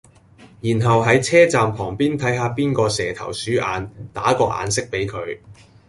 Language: Cantonese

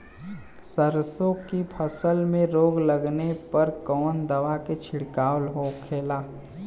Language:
Bhojpuri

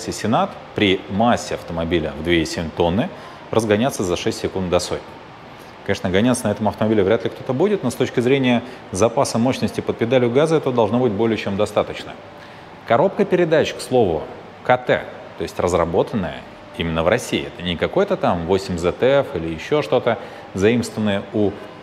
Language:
Russian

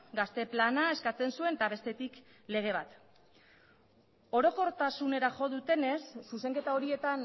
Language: Basque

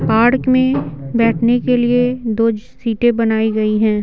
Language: Hindi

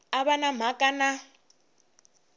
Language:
Tsonga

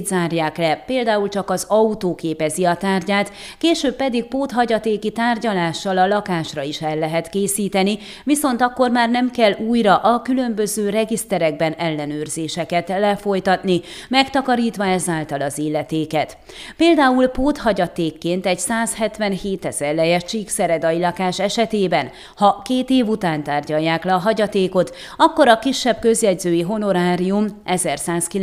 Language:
Hungarian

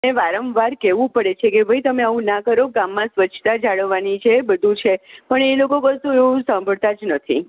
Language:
Gujarati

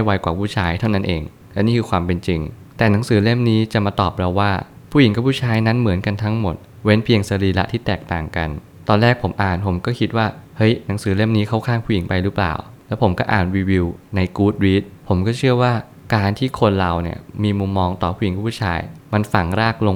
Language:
Thai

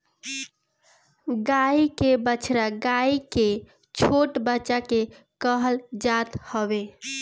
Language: Bhojpuri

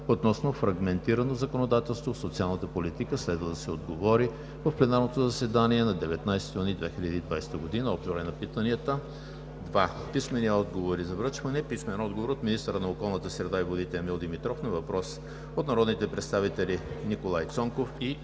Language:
Bulgarian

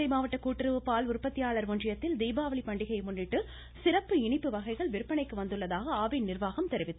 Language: Tamil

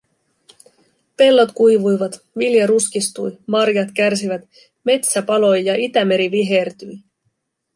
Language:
Finnish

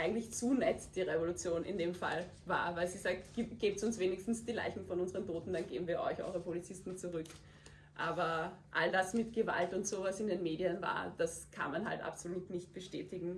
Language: German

